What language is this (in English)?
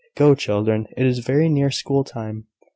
English